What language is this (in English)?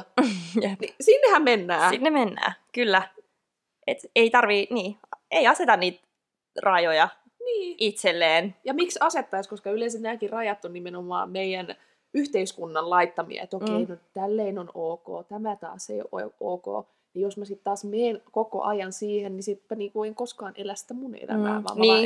Finnish